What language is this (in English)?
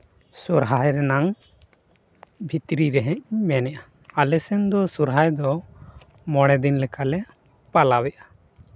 Santali